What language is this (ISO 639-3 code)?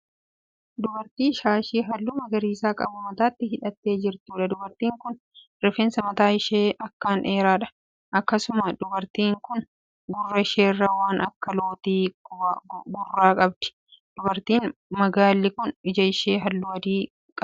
orm